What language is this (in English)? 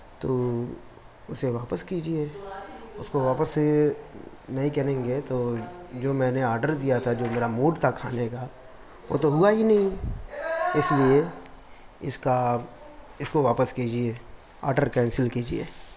Urdu